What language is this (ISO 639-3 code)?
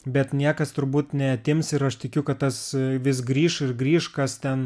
lit